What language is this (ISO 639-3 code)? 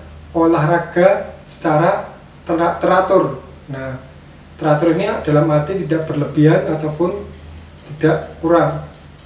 ind